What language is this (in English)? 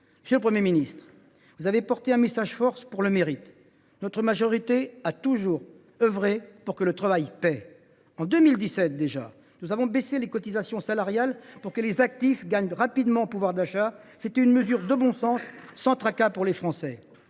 French